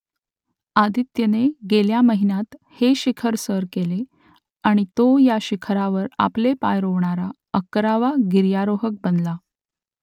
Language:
Marathi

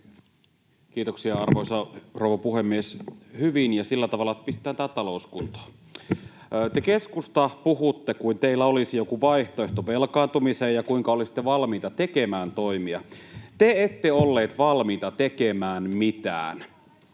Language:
Finnish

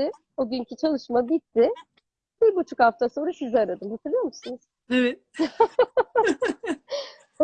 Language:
Turkish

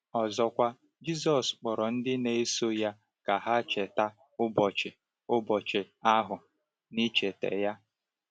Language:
Igbo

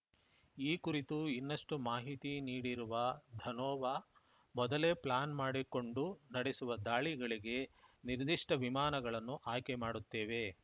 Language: Kannada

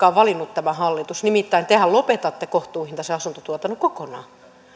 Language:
Finnish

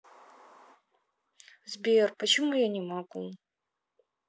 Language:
Russian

